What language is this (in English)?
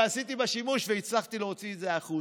Hebrew